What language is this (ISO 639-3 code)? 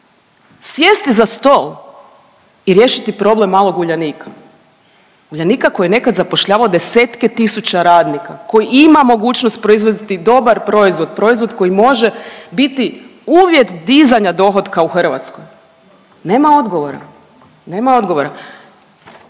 hrv